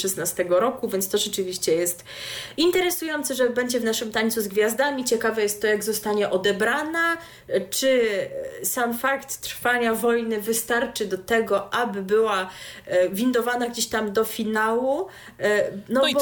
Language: Polish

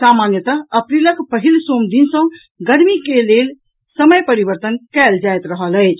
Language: Maithili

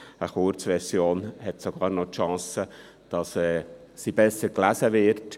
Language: Swiss German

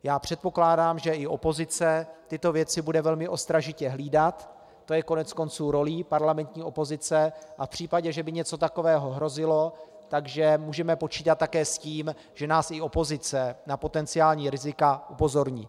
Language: Czech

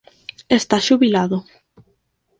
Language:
Galician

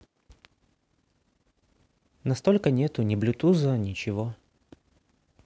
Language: Russian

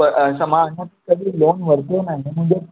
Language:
Sindhi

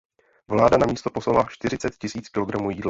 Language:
Czech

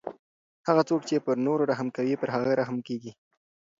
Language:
Pashto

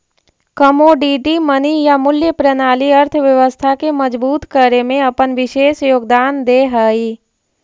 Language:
Magahi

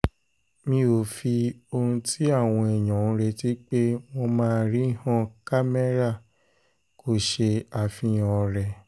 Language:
Yoruba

